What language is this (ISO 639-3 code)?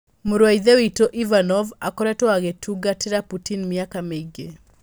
kik